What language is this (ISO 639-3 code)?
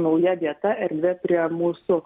lit